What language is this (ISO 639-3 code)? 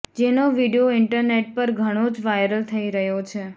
guj